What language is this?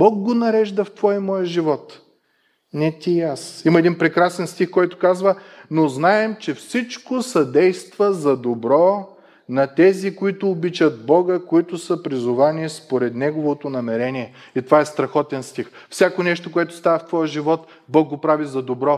Bulgarian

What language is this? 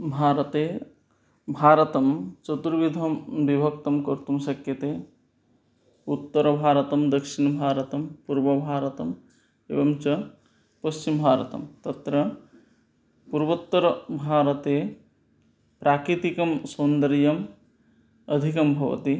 Sanskrit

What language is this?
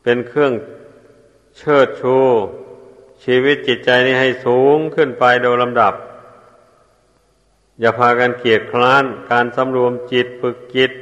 Thai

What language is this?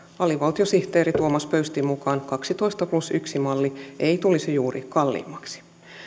Finnish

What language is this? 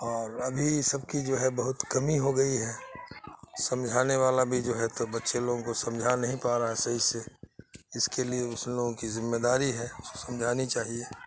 Urdu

